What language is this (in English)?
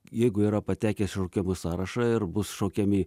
Lithuanian